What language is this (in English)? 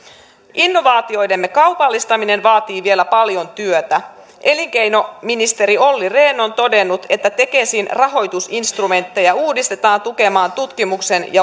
Finnish